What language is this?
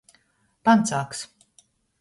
Latgalian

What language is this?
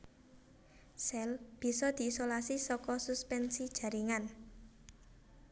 Javanese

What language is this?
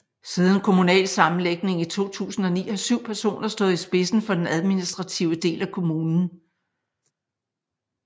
Danish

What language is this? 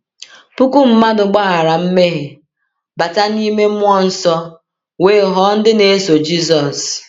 Igbo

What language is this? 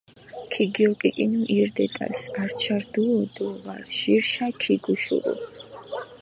Mingrelian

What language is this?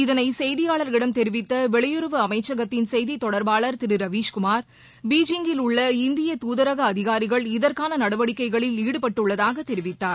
Tamil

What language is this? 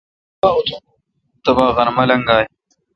Kalkoti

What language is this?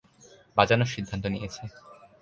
Bangla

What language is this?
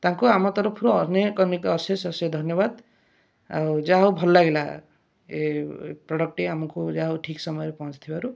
Odia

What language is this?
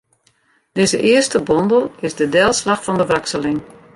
Western Frisian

